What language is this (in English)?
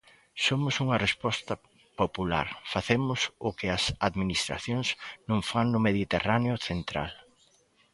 Galician